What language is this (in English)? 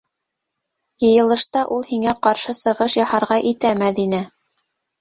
Bashkir